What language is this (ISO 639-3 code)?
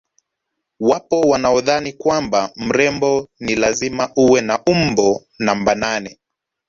swa